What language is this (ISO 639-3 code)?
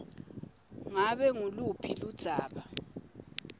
ssw